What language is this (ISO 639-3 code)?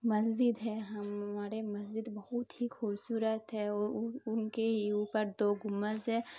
urd